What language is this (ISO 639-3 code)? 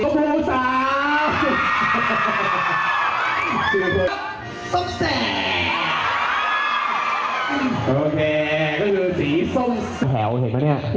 tha